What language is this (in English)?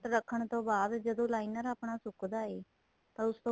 Punjabi